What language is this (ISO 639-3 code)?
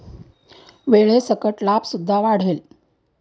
mar